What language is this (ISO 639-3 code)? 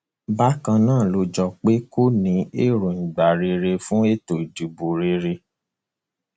yor